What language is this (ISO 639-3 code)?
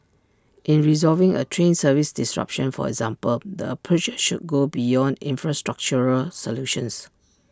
eng